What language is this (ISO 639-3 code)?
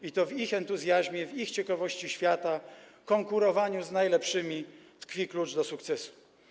pol